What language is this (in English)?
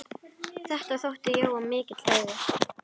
Icelandic